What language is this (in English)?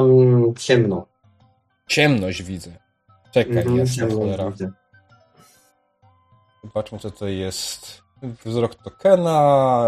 Polish